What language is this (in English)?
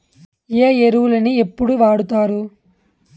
Telugu